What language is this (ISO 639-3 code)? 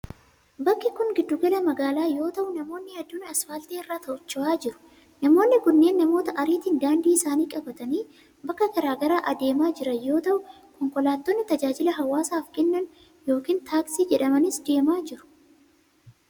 orm